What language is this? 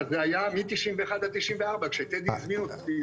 Hebrew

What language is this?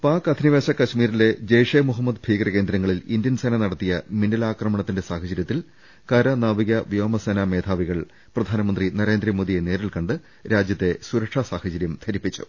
Malayalam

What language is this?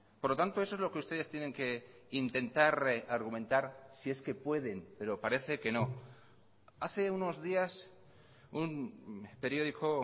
Spanish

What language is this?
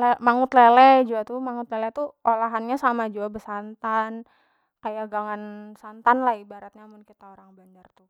Banjar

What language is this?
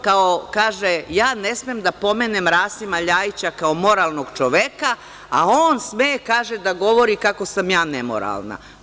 Serbian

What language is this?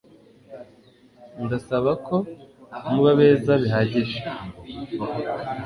Kinyarwanda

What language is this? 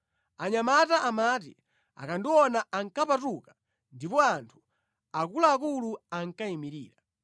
Nyanja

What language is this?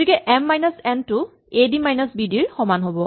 Assamese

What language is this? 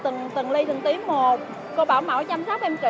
Vietnamese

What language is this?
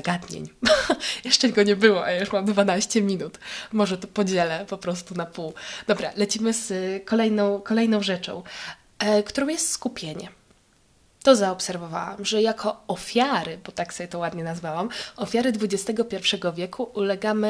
Polish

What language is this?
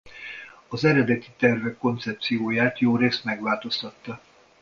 Hungarian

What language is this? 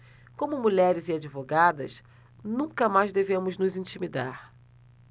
Portuguese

